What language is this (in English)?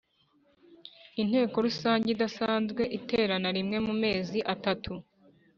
Kinyarwanda